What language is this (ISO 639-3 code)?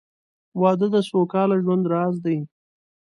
pus